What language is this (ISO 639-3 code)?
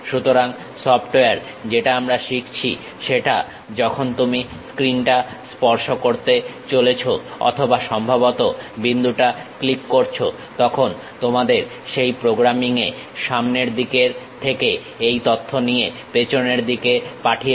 ben